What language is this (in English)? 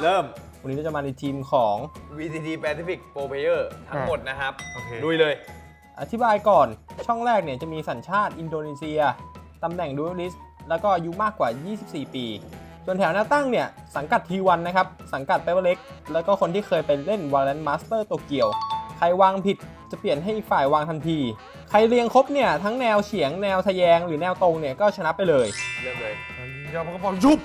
Thai